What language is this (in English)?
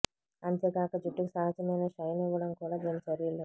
Telugu